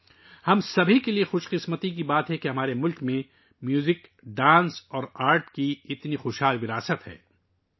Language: Urdu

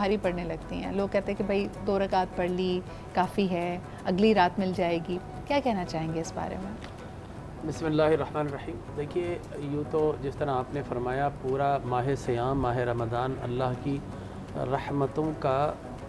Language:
Hindi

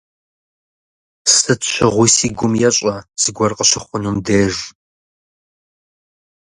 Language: Kabardian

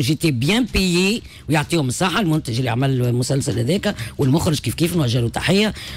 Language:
Arabic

